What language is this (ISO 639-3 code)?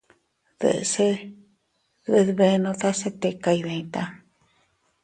cut